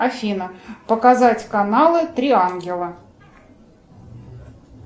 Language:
Russian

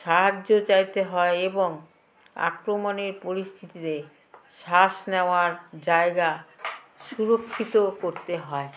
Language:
Bangla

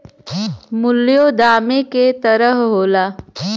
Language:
Bhojpuri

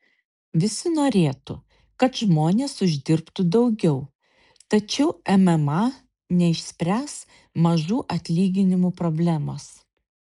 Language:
Lithuanian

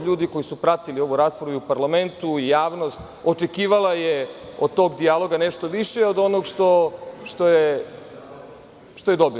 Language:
Serbian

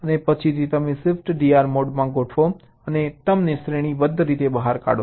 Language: Gujarati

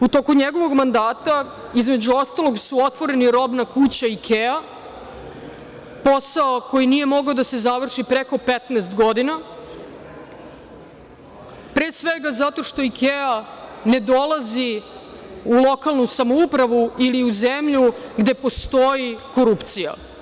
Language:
Serbian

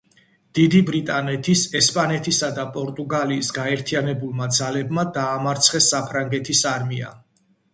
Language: Georgian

